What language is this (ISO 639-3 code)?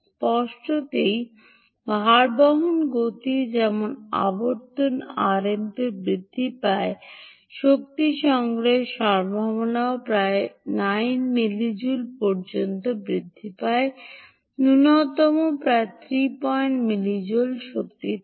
ben